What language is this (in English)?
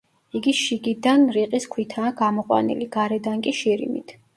Georgian